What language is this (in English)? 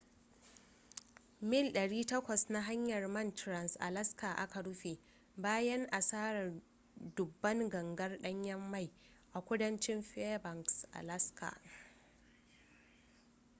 Hausa